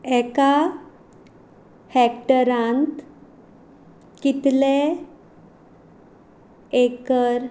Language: Konkani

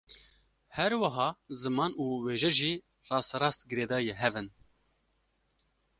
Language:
Kurdish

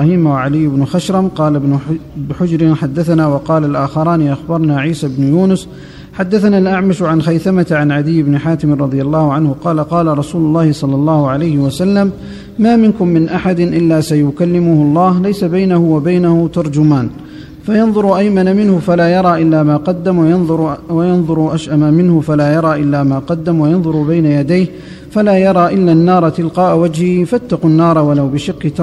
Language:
Arabic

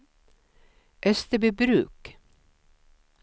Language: Swedish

